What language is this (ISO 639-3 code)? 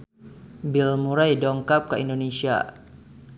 sun